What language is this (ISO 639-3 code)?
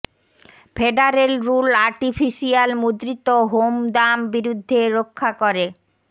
ben